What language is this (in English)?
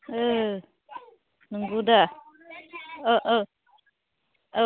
Bodo